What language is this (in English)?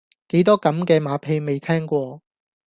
Cantonese